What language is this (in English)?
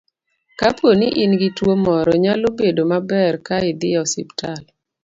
Luo (Kenya and Tanzania)